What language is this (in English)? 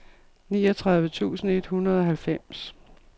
Danish